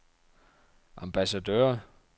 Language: Danish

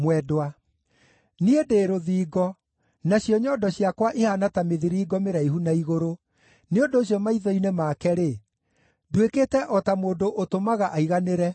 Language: Kikuyu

